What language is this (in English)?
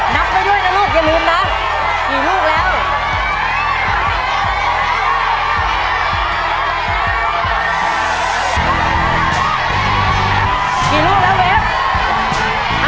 Thai